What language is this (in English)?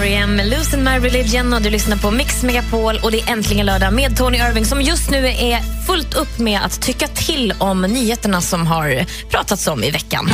Swedish